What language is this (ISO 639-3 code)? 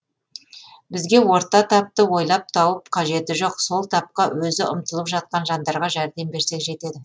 kaz